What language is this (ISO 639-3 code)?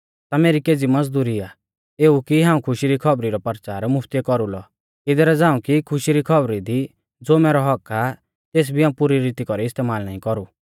bfz